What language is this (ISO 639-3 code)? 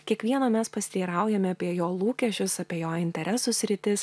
lit